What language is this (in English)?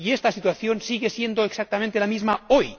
Spanish